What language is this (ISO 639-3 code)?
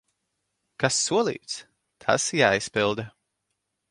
lav